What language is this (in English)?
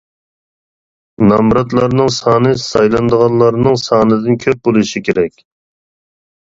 Uyghur